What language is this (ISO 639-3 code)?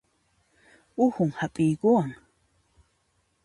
qxp